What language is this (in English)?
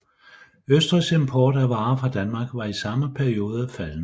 Danish